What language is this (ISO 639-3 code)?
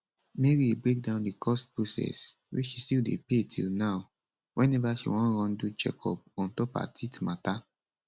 pcm